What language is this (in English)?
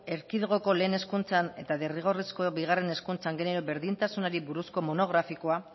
Basque